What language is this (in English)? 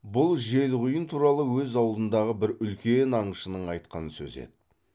Kazakh